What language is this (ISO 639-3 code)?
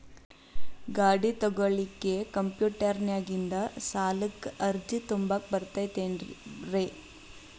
kan